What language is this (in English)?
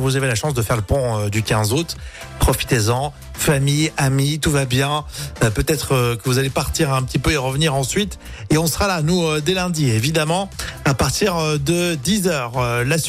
French